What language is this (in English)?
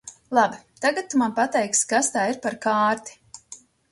Latvian